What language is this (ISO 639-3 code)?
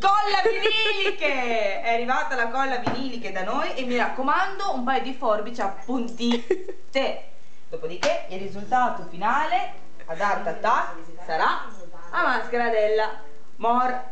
ita